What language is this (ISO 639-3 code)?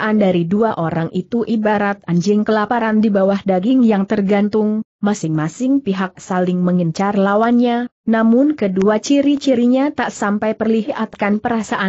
ind